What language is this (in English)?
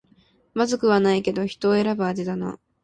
Japanese